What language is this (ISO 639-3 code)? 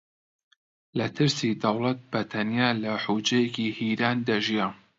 ckb